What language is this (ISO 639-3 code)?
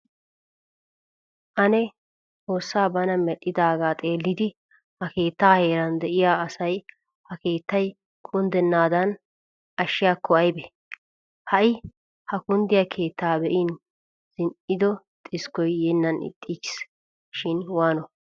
wal